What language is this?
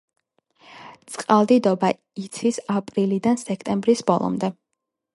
Georgian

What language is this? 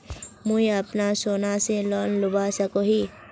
Magahi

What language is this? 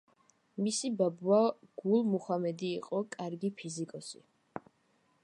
Georgian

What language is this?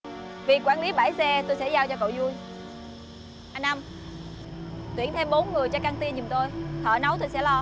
Vietnamese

